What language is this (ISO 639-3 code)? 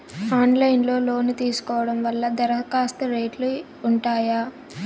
tel